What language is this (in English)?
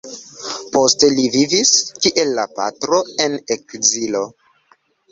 Esperanto